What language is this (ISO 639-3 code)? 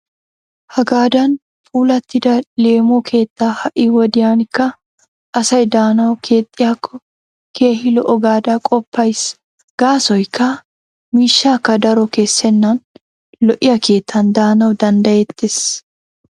wal